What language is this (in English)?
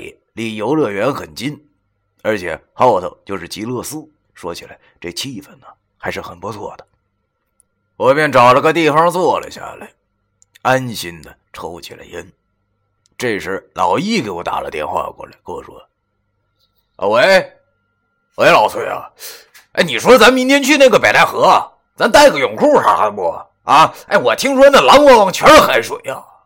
Chinese